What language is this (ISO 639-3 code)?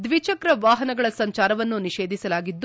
kan